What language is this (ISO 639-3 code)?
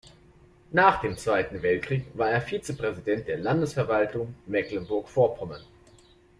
deu